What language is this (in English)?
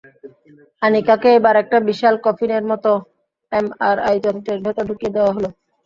Bangla